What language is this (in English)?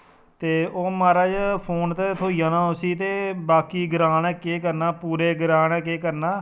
Dogri